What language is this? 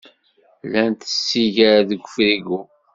Kabyle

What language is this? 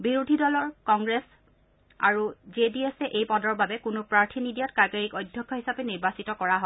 Assamese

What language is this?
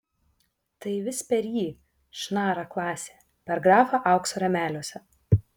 Lithuanian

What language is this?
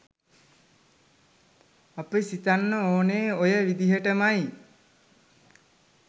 Sinhala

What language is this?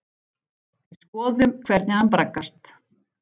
Icelandic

